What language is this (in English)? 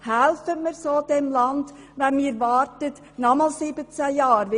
Swiss German